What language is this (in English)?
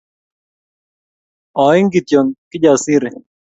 Kalenjin